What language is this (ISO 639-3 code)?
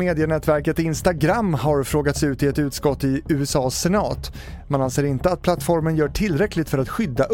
swe